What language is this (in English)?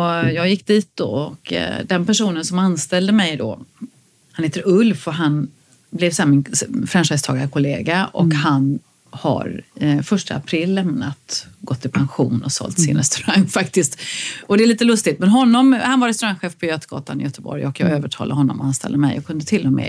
Swedish